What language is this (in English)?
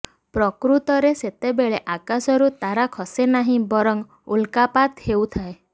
Odia